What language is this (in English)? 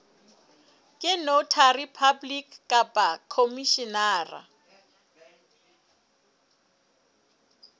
Southern Sotho